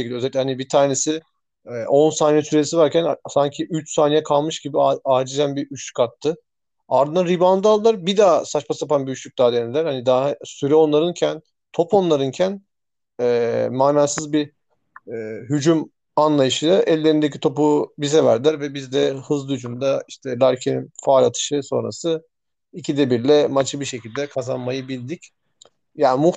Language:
Turkish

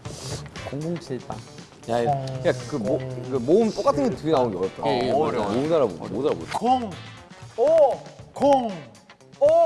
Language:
Korean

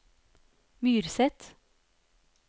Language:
Norwegian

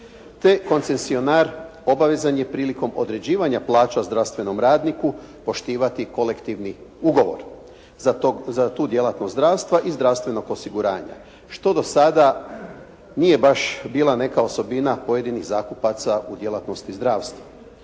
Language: Croatian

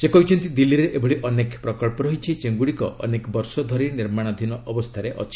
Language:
Odia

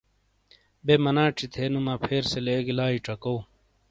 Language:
Shina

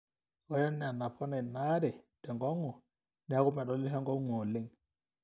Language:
Masai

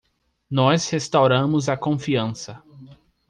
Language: Portuguese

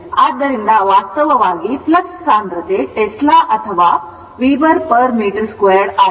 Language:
Kannada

